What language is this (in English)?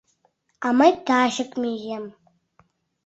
Mari